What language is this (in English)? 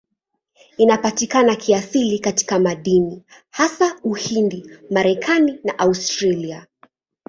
Swahili